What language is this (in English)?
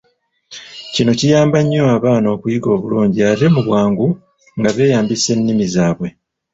Ganda